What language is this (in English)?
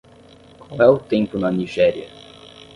Portuguese